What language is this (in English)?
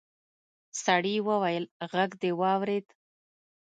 Pashto